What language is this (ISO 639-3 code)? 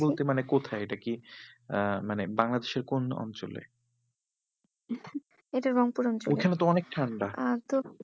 ben